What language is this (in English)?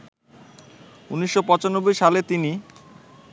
Bangla